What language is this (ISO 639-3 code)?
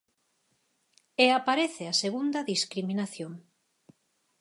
glg